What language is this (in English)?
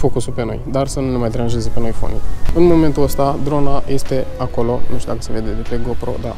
Romanian